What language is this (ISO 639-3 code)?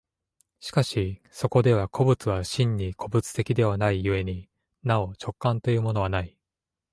jpn